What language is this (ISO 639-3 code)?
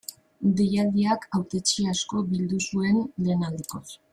eus